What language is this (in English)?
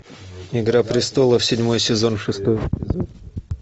Russian